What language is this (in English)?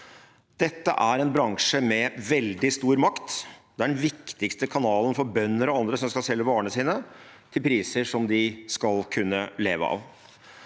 Norwegian